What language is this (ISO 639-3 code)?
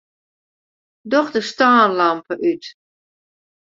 fry